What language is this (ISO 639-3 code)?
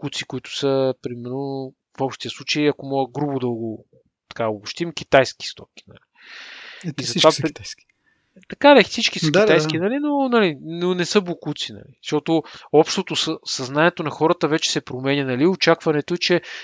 bul